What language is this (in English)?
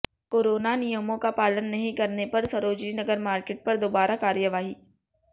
Hindi